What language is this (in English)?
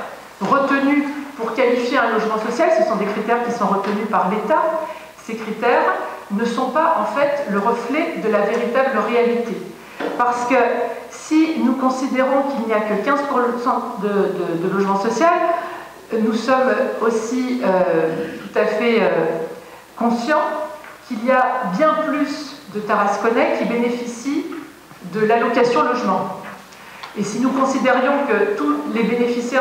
French